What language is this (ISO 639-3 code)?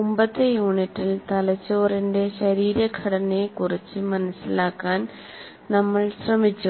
mal